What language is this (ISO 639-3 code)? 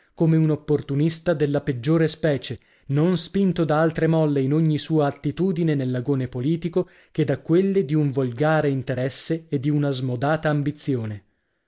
ita